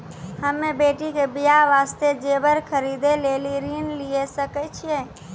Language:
Maithili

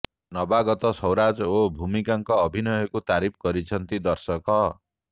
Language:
Odia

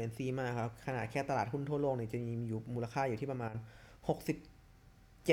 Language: Thai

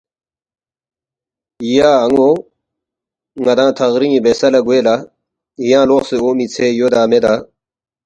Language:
Balti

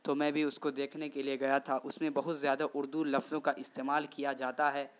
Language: Urdu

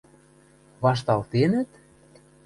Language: Western Mari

